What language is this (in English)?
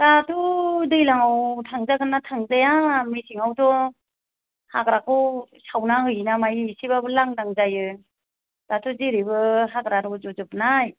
Bodo